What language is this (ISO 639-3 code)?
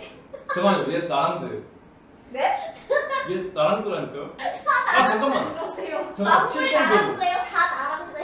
kor